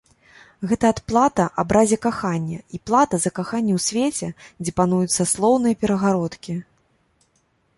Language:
Belarusian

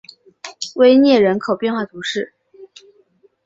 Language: Chinese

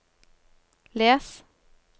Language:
Norwegian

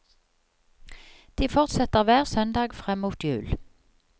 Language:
Norwegian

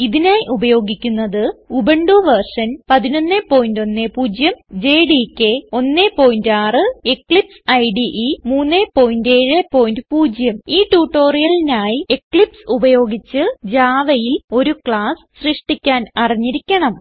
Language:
Malayalam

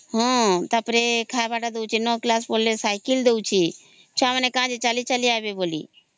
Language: Odia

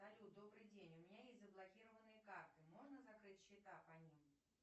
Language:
Russian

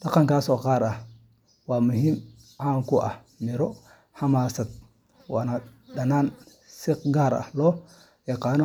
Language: Somali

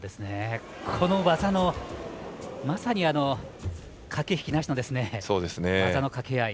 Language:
Japanese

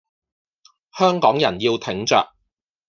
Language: Cantonese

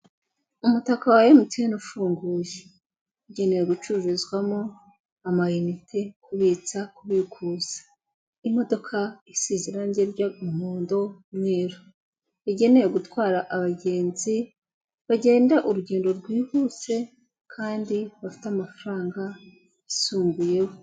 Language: Kinyarwanda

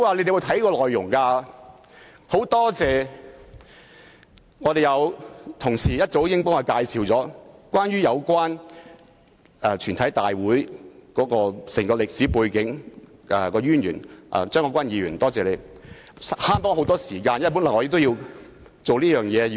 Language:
Cantonese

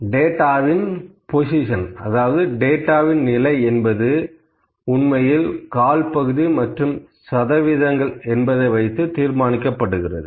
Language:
Tamil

